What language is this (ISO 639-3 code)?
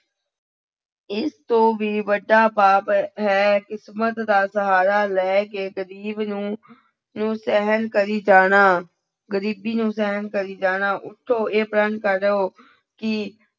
pan